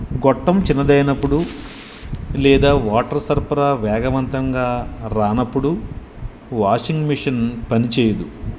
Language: Telugu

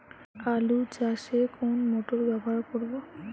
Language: Bangla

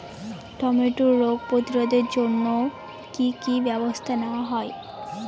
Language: Bangla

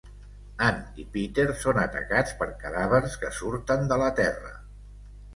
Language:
Catalan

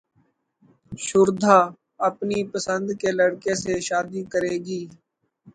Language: Urdu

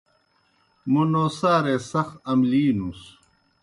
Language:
Kohistani Shina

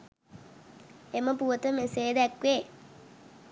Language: Sinhala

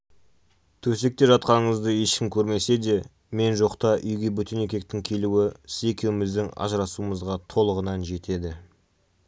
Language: Kazakh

